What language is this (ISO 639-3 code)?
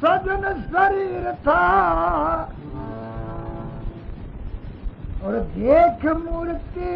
hin